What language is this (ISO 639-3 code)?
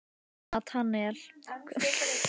isl